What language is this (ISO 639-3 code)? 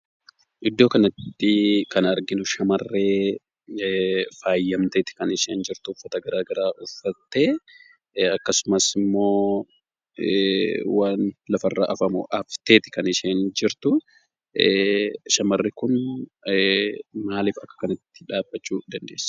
orm